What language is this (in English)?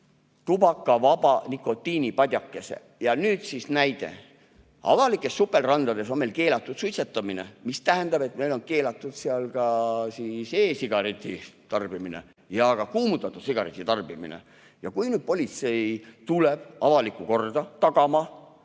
Estonian